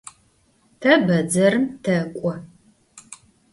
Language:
Adyghe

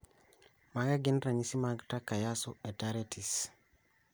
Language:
Luo (Kenya and Tanzania)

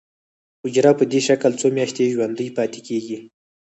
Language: Pashto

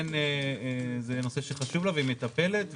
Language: Hebrew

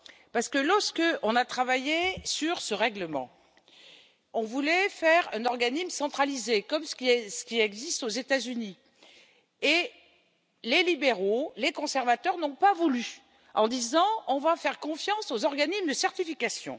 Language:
French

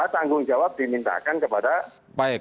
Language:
Indonesian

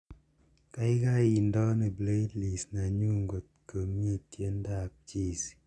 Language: Kalenjin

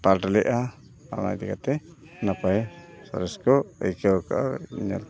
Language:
Santali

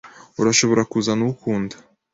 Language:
Kinyarwanda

